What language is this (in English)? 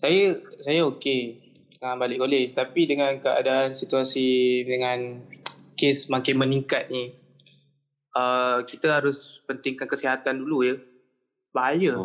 Malay